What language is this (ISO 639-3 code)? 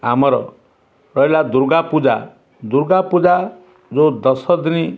ori